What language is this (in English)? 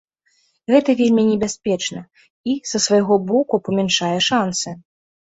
Belarusian